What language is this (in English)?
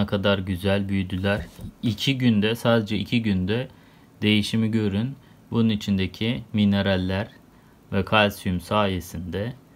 Turkish